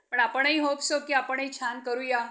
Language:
Marathi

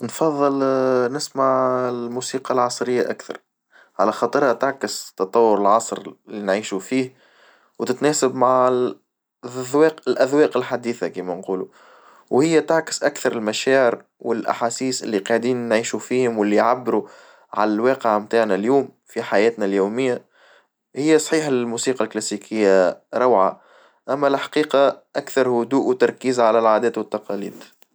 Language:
Tunisian Arabic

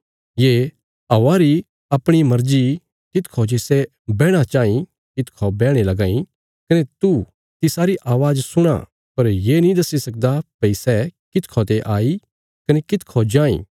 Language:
Bilaspuri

